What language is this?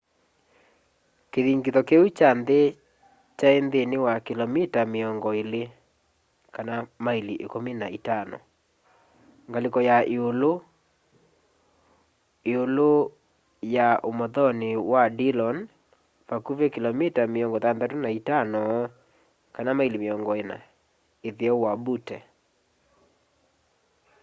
Kamba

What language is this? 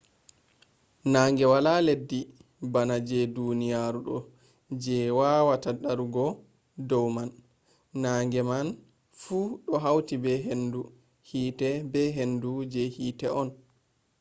Fula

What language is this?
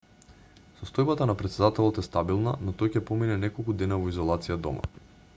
Macedonian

